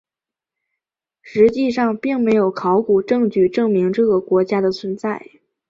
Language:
Chinese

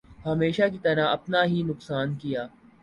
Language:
Urdu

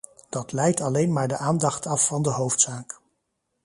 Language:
Dutch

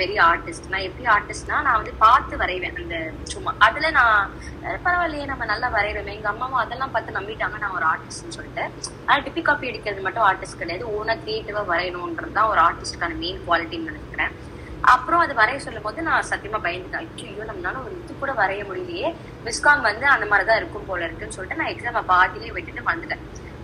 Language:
Tamil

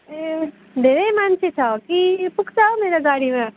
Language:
Nepali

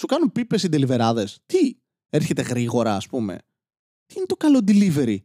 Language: Greek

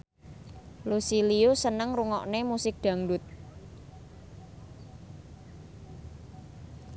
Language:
Javanese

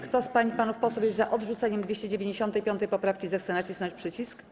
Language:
Polish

